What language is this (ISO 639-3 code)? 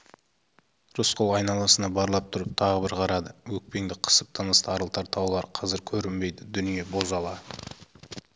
kaz